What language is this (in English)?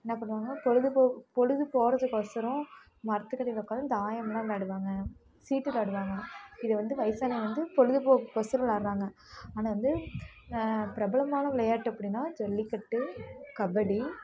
Tamil